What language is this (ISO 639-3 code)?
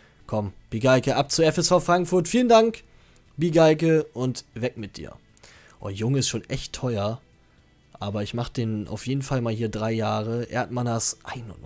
deu